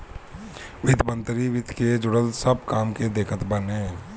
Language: Bhojpuri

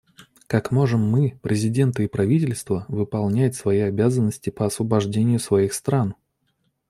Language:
Russian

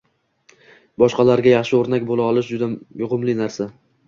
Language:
Uzbek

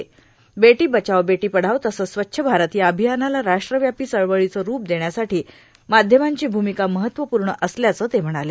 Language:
Marathi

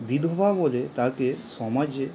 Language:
Bangla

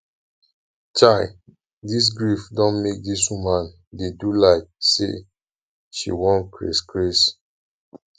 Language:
Nigerian Pidgin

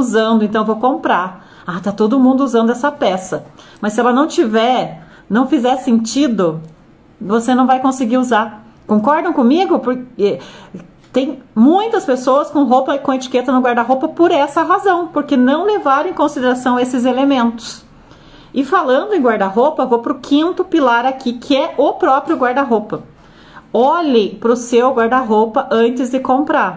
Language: Portuguese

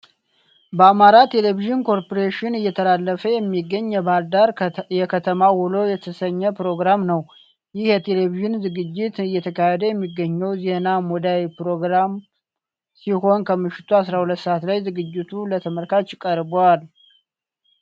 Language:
Amharic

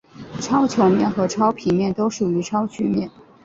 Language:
Chinese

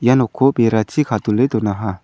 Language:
Garo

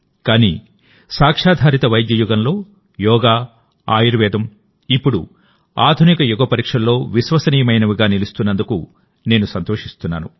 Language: Telugu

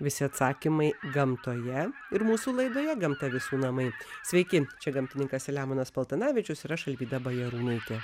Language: Lithuanian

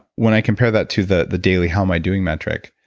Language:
English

